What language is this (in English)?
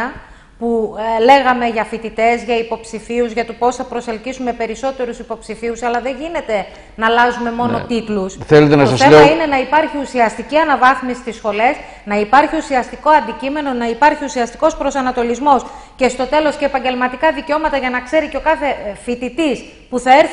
Greek